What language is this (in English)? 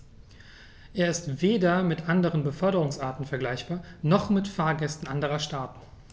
German